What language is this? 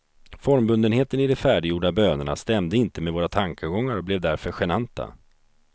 Swedish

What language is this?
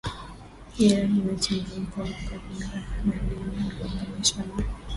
Swahili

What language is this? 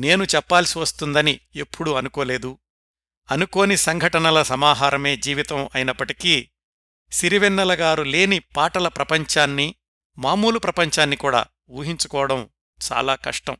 Telugu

